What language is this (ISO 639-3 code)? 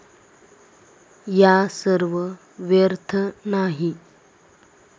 mar